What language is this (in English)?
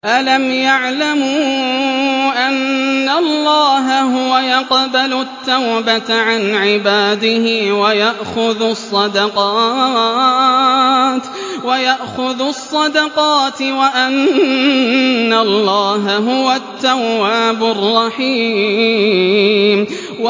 Arabic